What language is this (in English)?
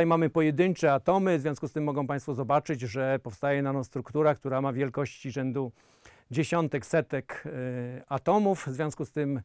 Polish